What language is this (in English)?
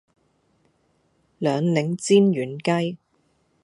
Cantonese